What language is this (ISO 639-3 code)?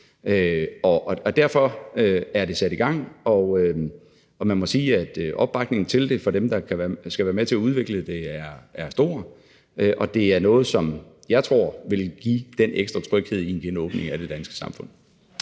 dan